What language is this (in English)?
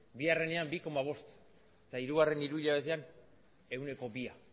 Basque